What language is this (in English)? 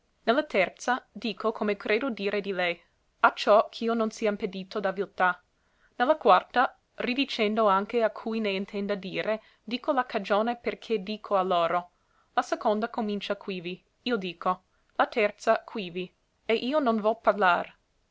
Italian